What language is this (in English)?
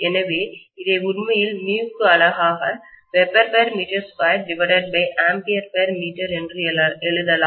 Tamil